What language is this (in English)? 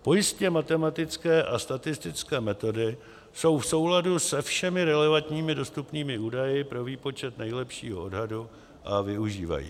Czech